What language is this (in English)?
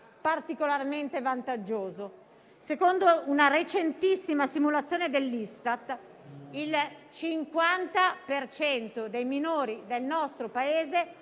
Italian